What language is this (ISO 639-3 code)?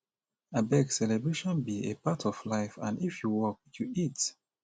pcm